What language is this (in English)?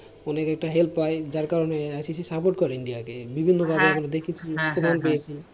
Bangla